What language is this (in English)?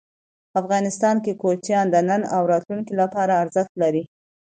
Pashto